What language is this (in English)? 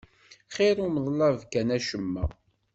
Kabyle